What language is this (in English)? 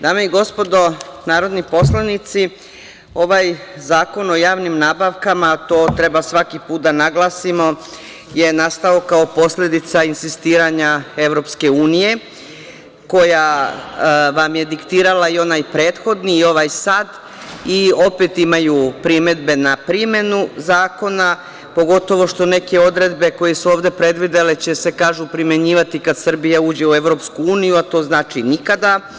Serbian